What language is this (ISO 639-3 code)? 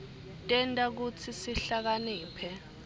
ssw